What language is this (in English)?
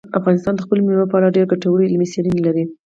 Pashto